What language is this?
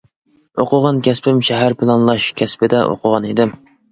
Uyghur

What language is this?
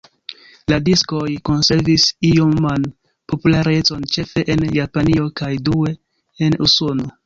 Esperanto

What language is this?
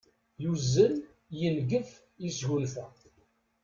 Kabyle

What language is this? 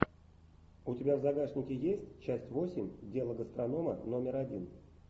Russian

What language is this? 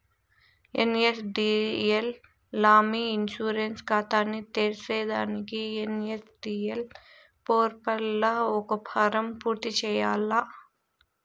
Telugu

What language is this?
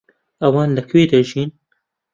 Central Kurdish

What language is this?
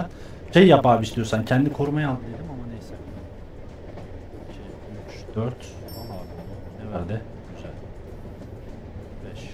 Turkish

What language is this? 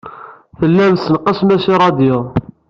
Kabyle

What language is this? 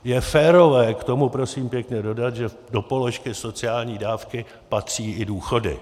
Czech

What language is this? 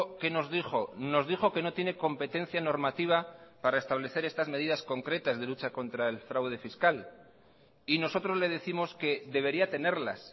Spanish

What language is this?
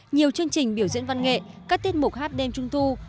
Vietnamese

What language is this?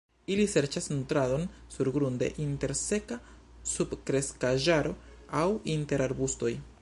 Esperanto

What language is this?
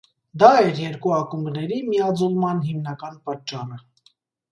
Armenian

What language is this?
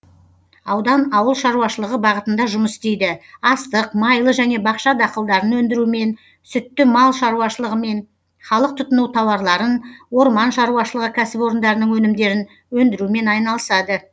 Kazakh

